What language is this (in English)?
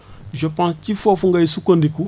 Wolof